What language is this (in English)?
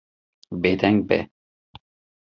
Kurdish